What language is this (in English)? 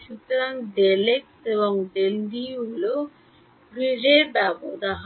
Bangla